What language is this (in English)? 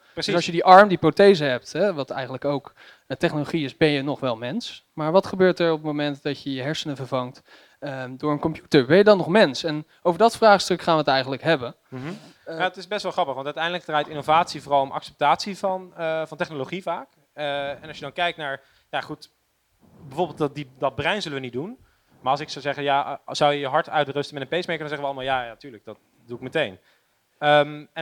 Dutch